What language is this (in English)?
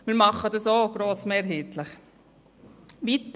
Swiss German